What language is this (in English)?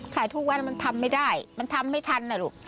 Thai